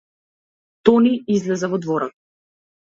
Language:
Macedonian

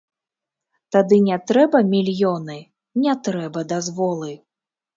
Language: Belarusian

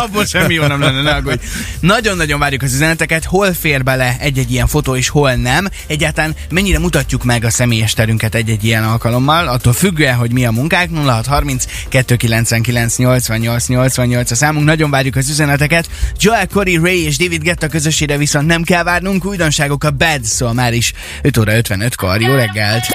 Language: Hungarian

